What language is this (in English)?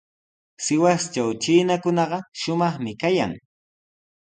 Sihuas Ancash Quechua